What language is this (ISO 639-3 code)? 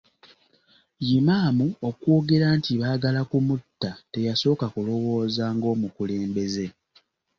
lug